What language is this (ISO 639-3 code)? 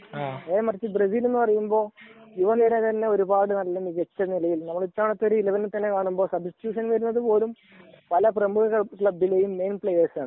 mal